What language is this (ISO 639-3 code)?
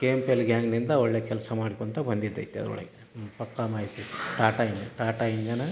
kan